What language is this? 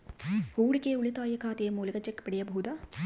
Kannada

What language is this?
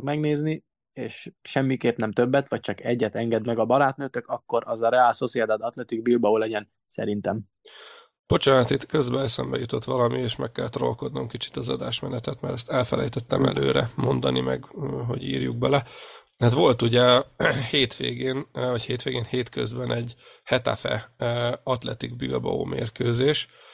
Hungarian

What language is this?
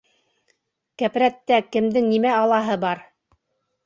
Bashkir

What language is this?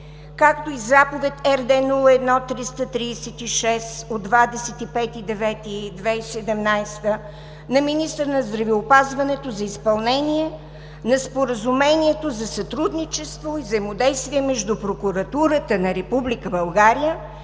Bulgarian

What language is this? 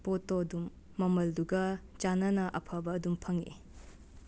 Manipuri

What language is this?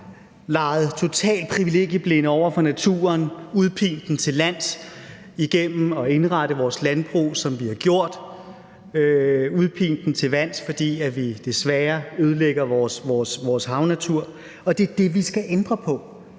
Danish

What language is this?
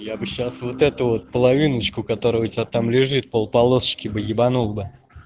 Russian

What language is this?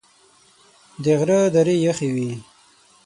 Pashto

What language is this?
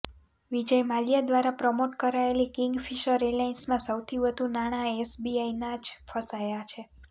Gujarati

